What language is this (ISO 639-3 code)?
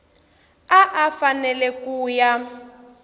tso